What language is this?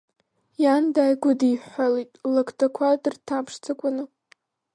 Abkhazian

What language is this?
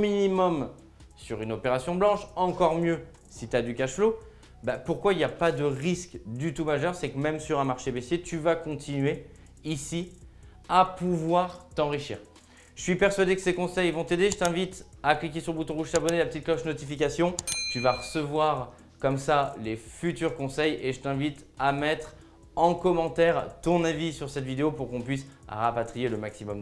French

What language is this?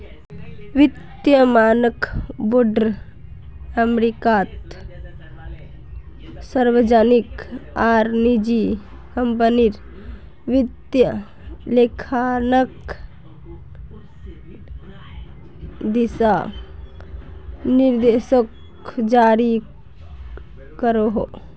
Magahi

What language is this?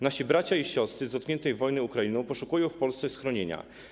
Polish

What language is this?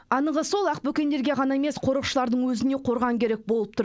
Kazakh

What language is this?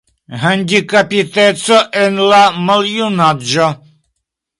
Esperanto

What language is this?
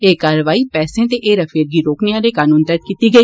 Dogri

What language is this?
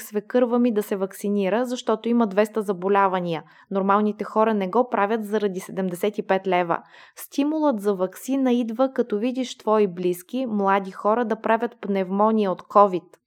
Bulgarian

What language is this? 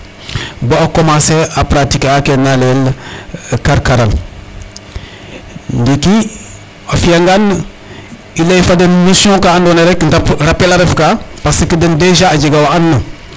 Serer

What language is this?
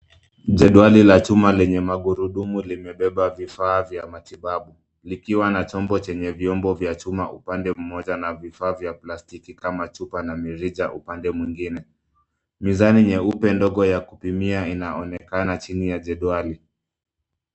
Swahili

